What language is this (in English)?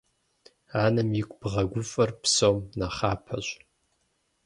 Kabardian